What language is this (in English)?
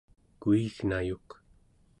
Central Yupik